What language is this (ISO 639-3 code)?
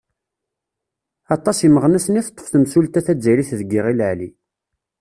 kab